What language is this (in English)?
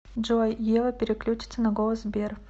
Russian